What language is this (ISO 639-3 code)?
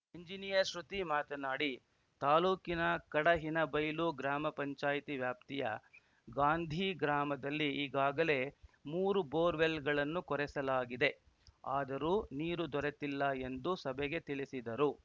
kan